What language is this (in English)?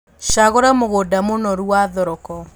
Kikuyu